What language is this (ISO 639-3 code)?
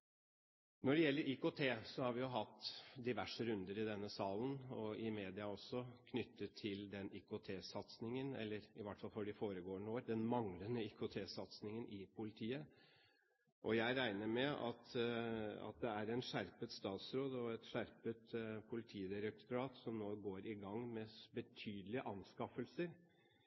nob